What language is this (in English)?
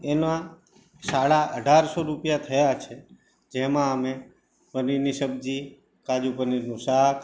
Gujarati